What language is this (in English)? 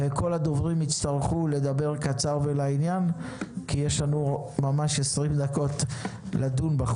Hebrew